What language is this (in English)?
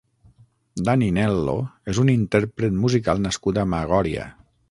Catalan